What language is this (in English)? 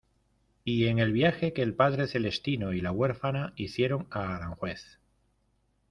Spanish